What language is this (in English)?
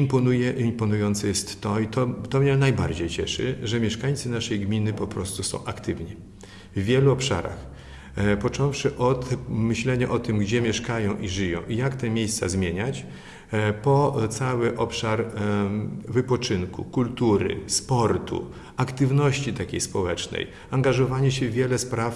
Polish